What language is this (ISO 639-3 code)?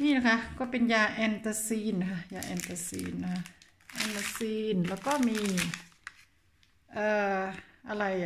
tha